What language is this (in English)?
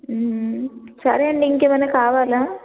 Telugu